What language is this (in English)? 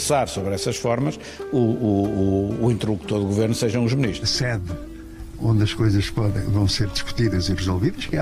Portuguese